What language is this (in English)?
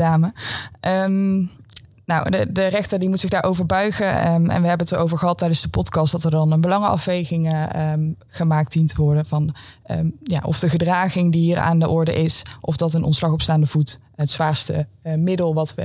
Dutch